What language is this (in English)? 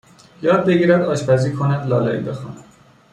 Persian